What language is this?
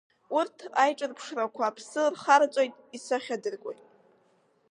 Abkhazian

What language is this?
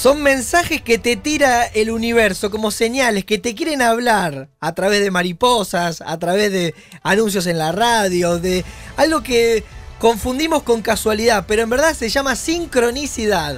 Spanish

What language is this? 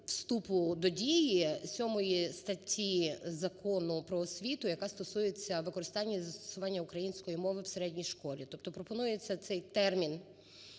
Ukrainian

